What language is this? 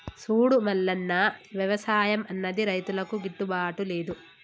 Telugu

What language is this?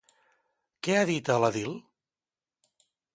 Catalan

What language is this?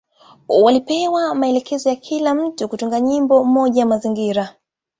Swahili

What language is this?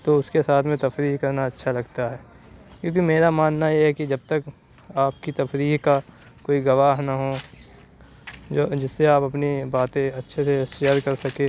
Urdu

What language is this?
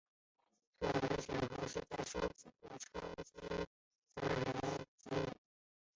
Chinese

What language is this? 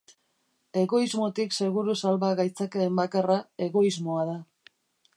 Basque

